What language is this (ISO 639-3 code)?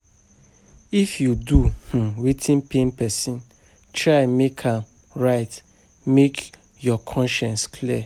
pcm